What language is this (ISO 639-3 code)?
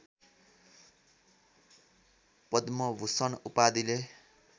nep